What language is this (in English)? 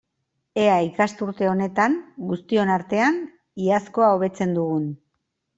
Basque